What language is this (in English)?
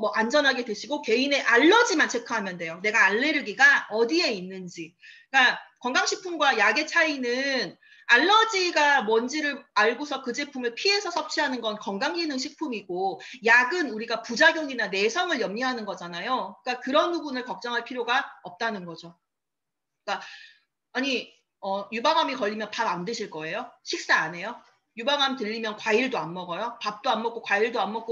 Korean